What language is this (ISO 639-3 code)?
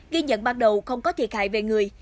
vie